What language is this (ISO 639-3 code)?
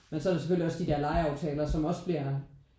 dan